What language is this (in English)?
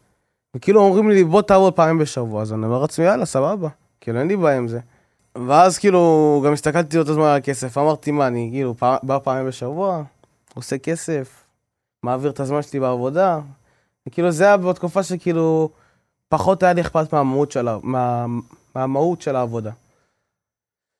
Hebrew